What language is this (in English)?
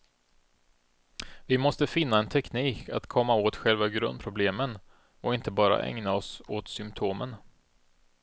Swedish